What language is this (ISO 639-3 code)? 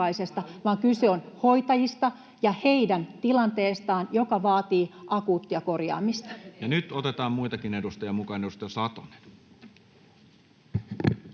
fin